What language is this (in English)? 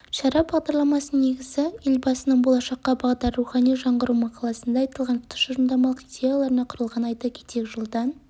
Kazakh